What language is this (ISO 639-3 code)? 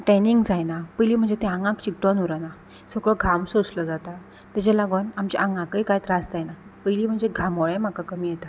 kok